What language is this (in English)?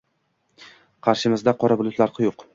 Uzbek